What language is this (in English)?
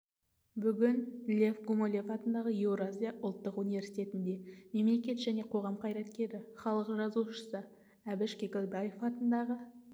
Kazakh